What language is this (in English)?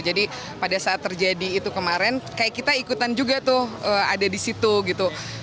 Indonesian